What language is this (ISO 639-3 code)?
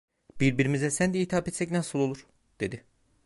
tur